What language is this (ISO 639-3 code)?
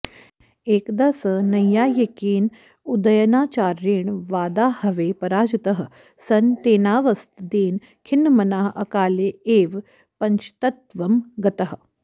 san